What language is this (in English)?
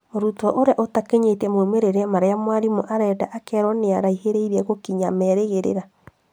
Kikuyu